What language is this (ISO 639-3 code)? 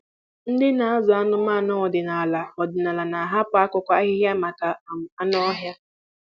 ibo